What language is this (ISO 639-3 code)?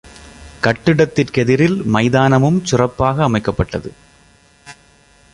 tam